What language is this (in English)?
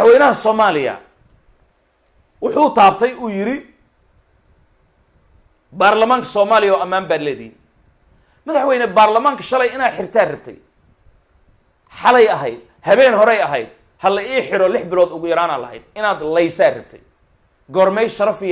Arabic